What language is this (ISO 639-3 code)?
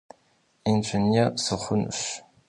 kbd